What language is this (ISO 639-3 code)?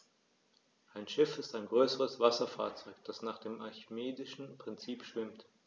deu